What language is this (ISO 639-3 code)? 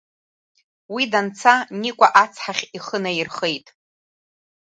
abk